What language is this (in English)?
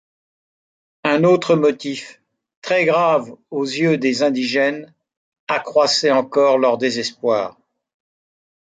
French